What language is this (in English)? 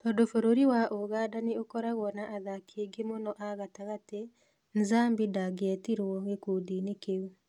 Kikuyu